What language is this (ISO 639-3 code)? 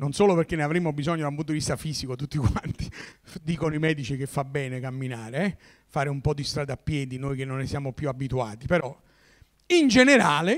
ita